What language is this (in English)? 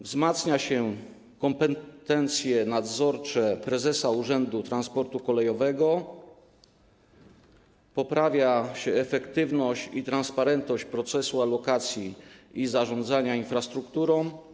Polish